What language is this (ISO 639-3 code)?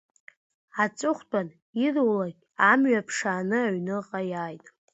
abk